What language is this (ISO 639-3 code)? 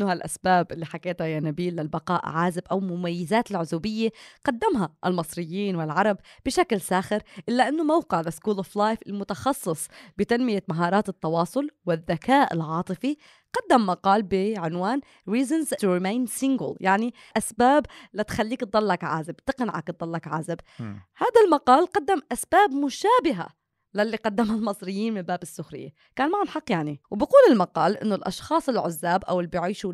ara